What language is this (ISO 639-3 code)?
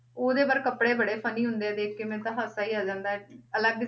pan